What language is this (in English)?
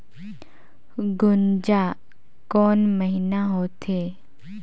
Chhattisgarhi